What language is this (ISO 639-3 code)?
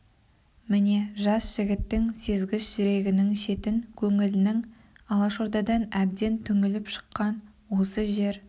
kaz